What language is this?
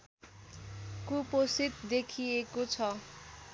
Nepali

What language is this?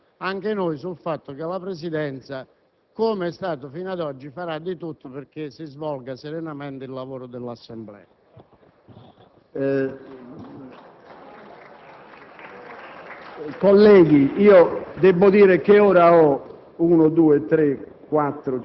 Italian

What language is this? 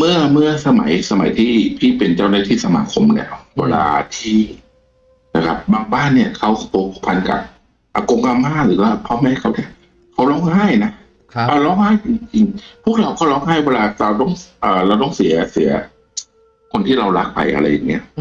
Thai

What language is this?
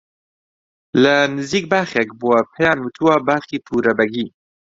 Central Kurdish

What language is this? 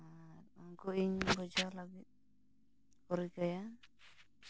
Santali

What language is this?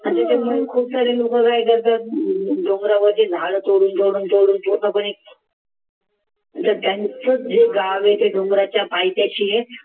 Marathi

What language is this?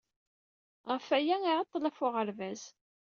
Kabyle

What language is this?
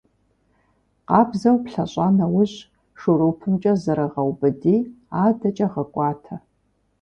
Kabardian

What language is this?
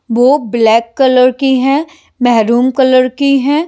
Hindi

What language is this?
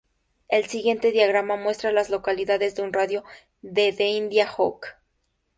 Spanish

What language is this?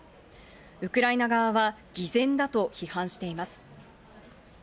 Japanese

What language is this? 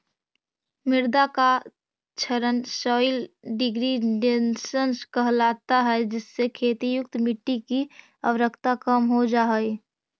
Magahi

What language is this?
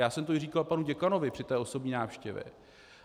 Czech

